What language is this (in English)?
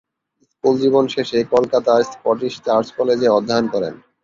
Bangla